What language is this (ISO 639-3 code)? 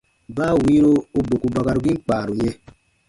bba